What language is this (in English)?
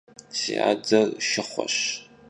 Kabardian